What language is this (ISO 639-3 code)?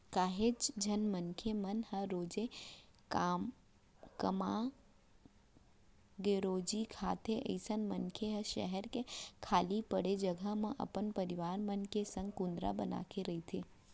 hne